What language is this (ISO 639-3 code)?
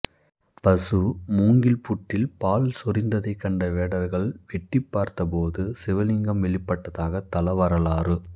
tam